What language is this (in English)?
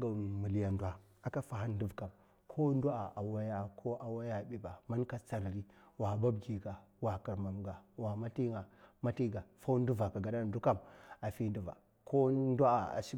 Mafa